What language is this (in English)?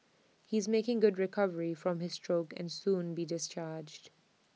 English